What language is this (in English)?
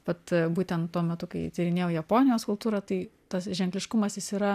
Lithuanian